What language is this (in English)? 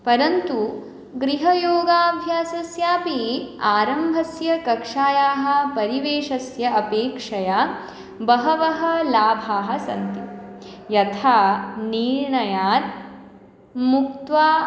Sanskrit